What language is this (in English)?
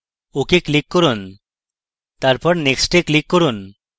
Bangla